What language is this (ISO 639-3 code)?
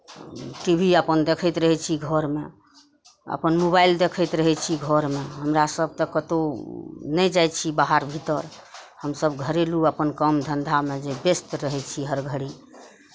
mai